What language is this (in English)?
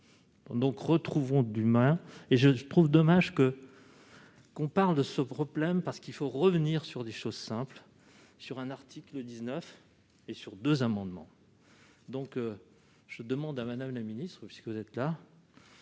French